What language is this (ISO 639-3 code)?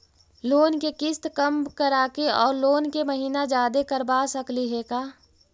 mag